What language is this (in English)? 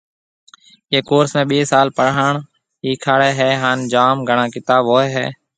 Marwari (Pakistan)